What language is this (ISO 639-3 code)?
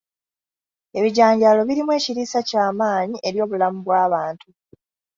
lug